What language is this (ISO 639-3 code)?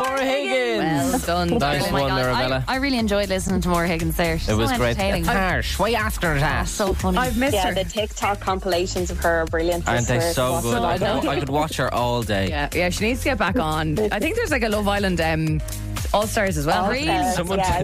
eng